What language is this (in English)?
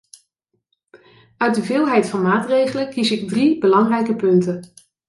Dutch